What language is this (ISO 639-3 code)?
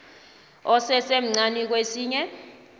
nbl